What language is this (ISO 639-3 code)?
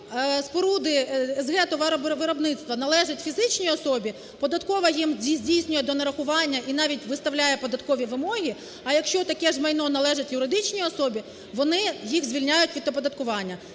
ukr